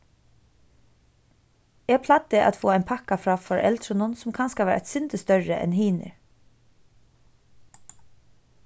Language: Faroese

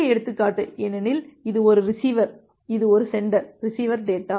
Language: Tamil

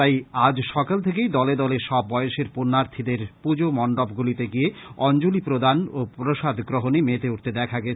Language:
Bangla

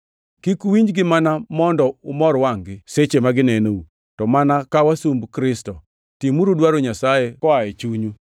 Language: Luo (Kenya and Tanzania)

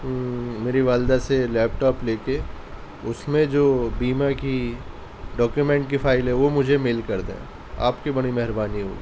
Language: Urdu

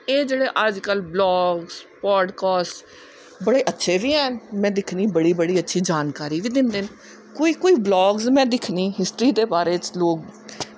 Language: Dogri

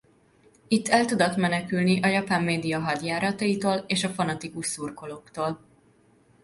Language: Hungarian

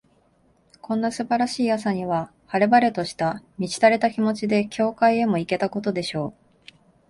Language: Japanese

